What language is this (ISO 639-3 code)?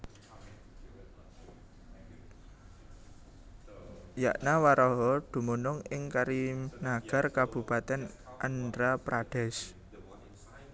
jav